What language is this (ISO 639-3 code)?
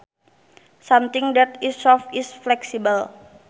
sun